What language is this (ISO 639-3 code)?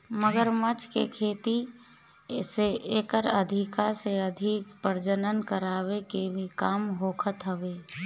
bho